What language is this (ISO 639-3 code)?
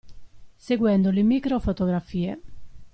ita